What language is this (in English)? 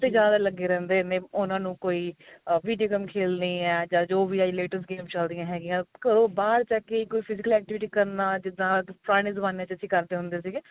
Punjabi